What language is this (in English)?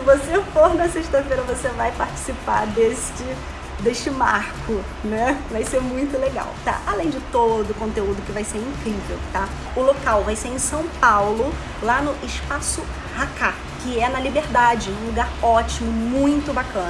Portuguese